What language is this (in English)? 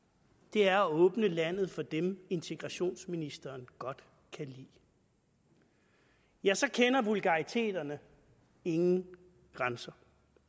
Danish